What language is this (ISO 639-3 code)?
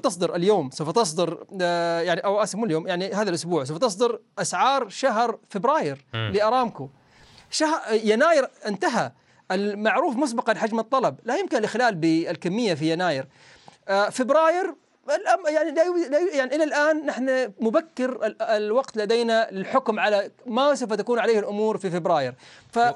ara